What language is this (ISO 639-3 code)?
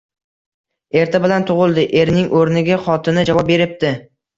uzb